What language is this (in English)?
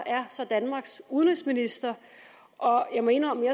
Danish